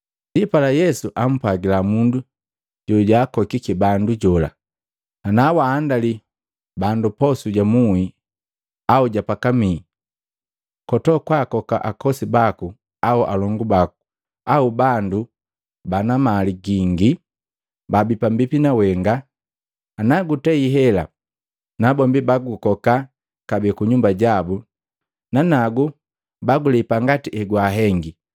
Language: Matengo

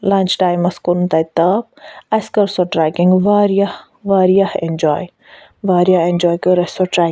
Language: Kashmiri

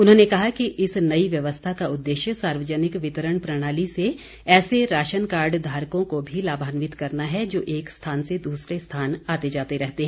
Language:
Hindi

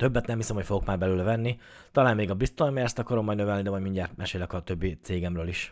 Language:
Hungarian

